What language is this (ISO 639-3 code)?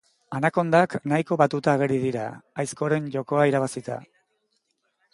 eus